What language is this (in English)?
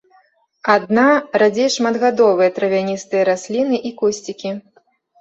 Belarusian